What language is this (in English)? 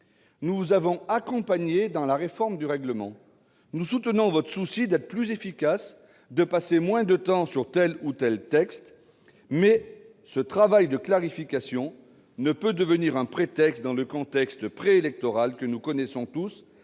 French